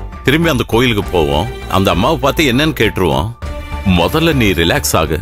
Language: Tamil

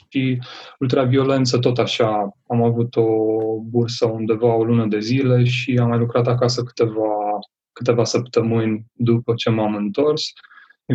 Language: Romanian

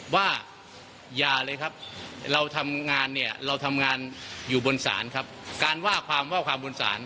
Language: Thai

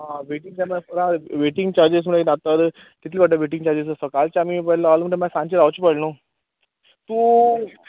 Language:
Konkani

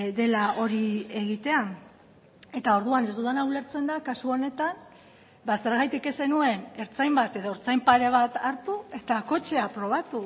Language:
Basque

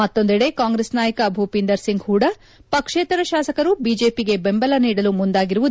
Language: Kannada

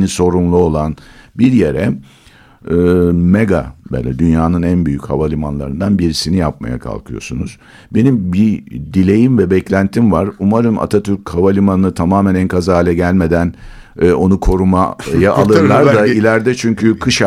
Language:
Turkish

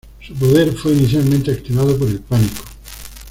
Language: Spanish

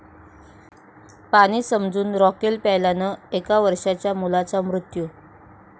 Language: Marathi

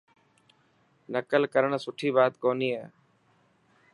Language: Dhatki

